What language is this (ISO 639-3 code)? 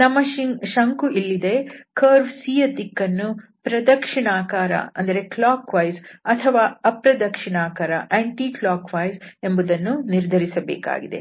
kan